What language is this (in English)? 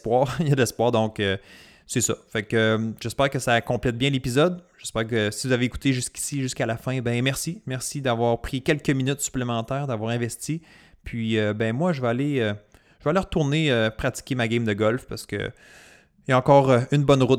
French